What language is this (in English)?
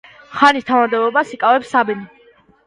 Georgian